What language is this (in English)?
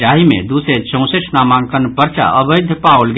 Maithili